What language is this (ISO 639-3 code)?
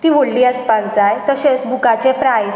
kok